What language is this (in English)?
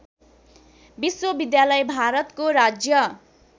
Nepali